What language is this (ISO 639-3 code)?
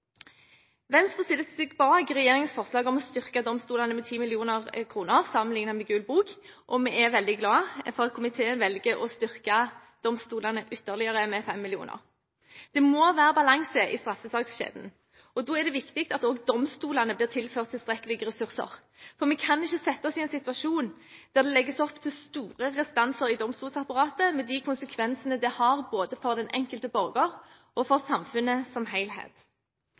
nob